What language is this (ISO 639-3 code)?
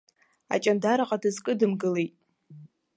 abk